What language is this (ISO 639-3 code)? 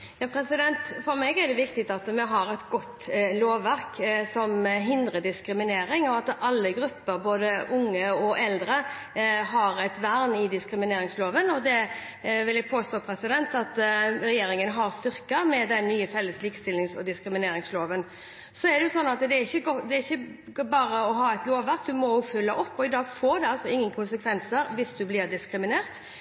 nob